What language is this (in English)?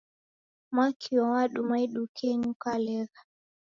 Taita